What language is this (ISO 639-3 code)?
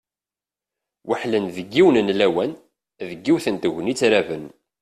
kab